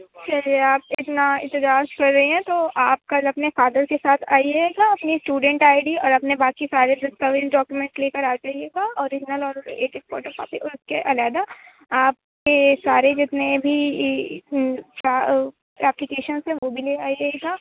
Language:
Urdu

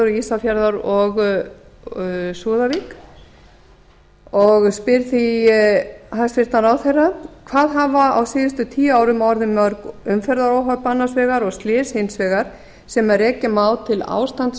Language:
Icelandic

